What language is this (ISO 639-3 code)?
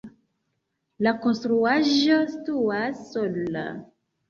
epo